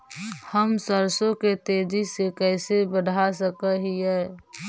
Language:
Magahi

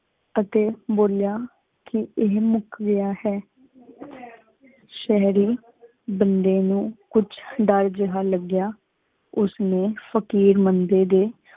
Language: Punjabi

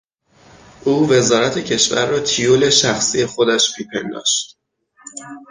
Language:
Persian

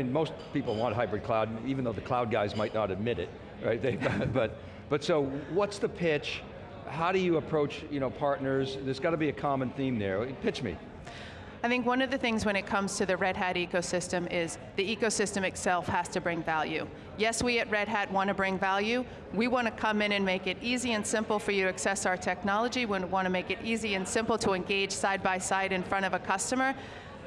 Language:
English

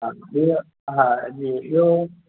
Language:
Sindhi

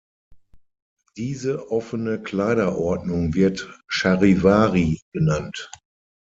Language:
German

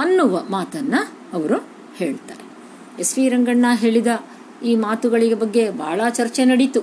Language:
Kannada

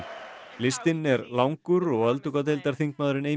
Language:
Icelandic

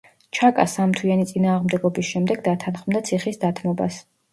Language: Georgian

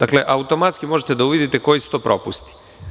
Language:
Serbian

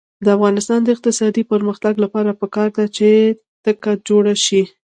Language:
Pashto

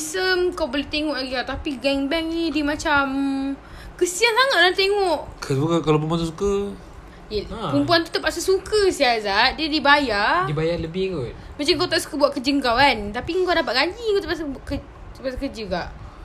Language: Malay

